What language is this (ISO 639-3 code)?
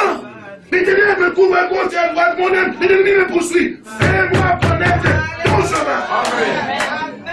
fra